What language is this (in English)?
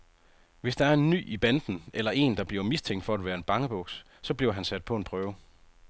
Danish